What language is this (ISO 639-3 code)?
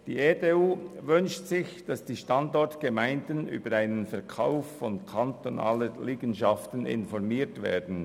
gsw